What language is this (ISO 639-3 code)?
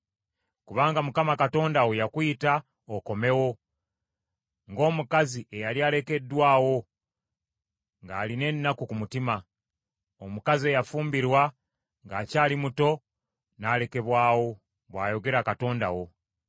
lug